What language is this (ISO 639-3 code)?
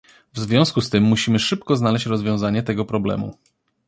pol